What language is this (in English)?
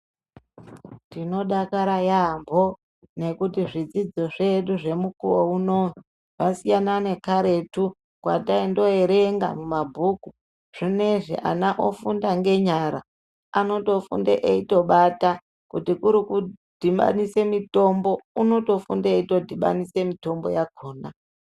Ndau